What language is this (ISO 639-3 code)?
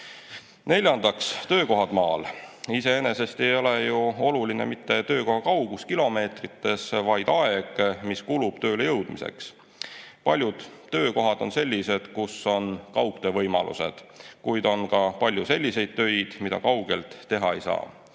est